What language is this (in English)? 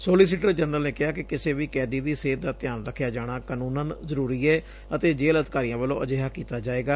Punjabi